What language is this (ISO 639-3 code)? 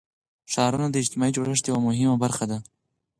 pus